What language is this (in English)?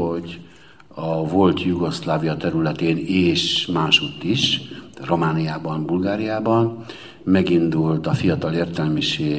Hungarian